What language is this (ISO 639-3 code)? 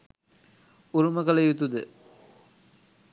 sin